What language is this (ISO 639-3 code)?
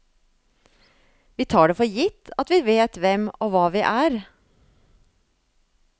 nor